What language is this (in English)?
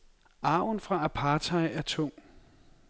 Danish